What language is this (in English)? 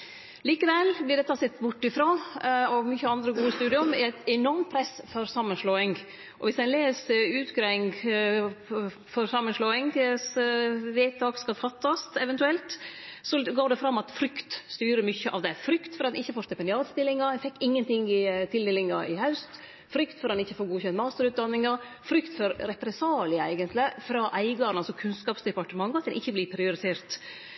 Norwegian Nynorsk